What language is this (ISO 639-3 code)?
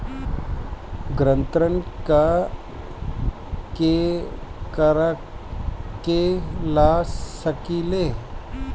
bho